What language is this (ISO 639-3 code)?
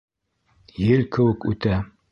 bak